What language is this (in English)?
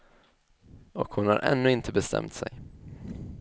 Swedish